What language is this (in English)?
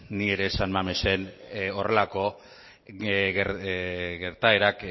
Basque